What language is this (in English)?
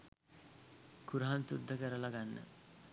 Sinhala